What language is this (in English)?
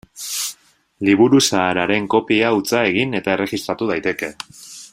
Basque